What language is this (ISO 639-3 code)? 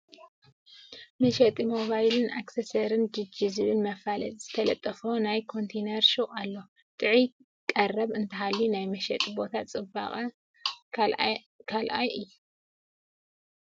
tir